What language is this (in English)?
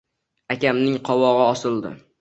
Uzbek